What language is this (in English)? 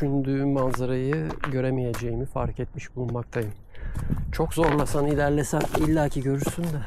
Turkish